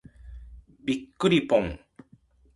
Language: Japanese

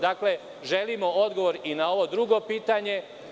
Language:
Serbian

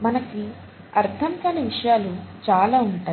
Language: Telugu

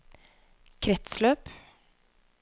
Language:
Norwegian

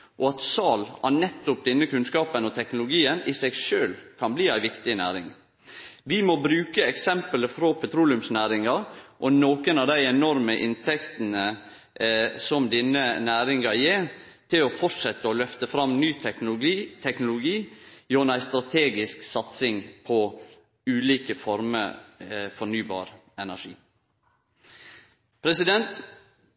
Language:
Norwegian Nynorsk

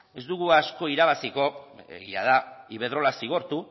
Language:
Basque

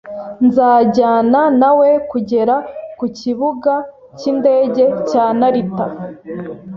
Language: Kinyarwanda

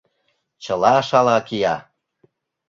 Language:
Mari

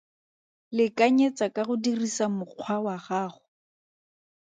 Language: Tswana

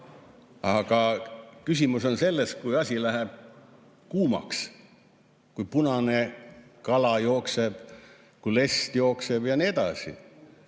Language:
Estonian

